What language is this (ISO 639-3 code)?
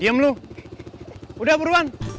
ind